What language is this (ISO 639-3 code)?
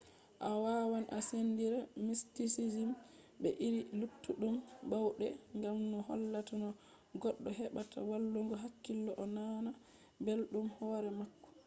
ful